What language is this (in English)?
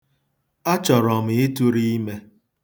Igbo